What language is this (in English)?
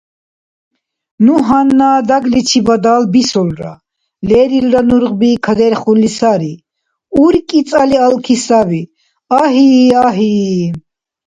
Dargwa